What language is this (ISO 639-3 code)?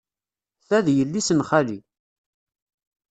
kab